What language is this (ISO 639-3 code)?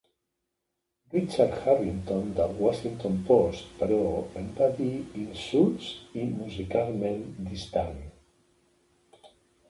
cat